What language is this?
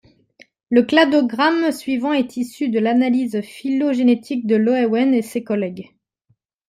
French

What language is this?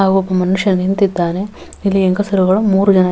Kannada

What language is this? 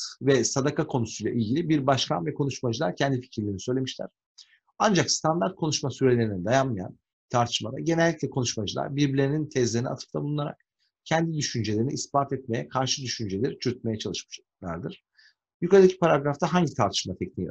Turkish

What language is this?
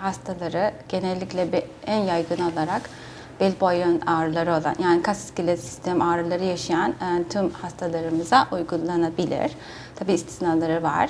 Turkish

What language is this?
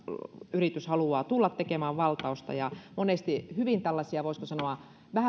Finnish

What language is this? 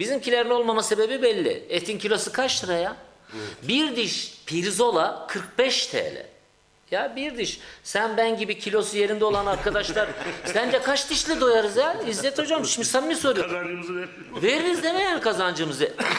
Turkish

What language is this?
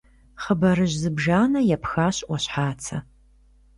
Kabardian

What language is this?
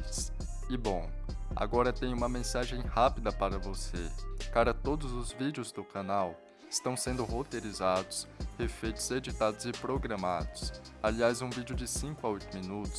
Portuguese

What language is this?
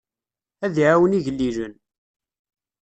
Kabyle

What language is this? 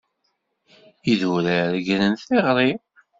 Kabyle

